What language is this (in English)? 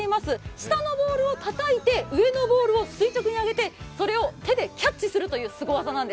Japanese